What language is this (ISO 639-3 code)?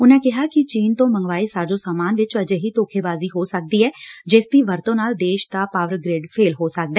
pan